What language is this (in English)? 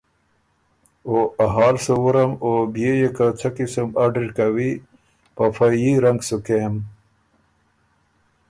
Ormuri